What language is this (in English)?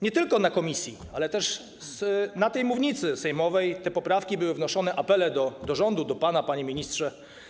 Polish